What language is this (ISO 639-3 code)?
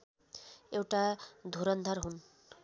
nep